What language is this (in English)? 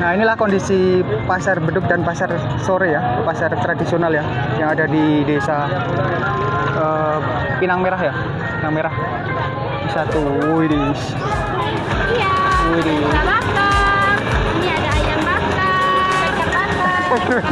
Indonesian